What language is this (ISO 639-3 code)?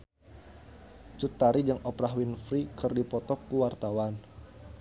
sun